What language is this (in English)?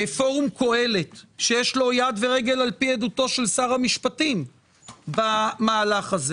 Hebrew